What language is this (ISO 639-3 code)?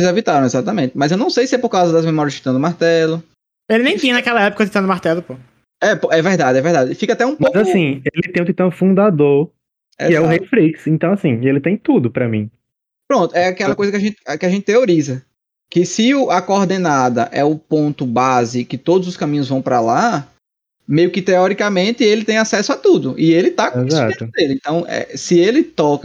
por